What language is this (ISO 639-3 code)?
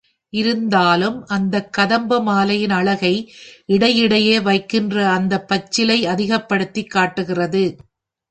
tam